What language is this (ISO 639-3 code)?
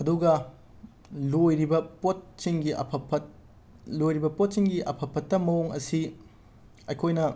mni